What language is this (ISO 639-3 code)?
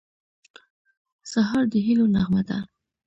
pus